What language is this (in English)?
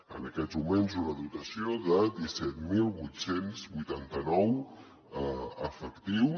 Catalan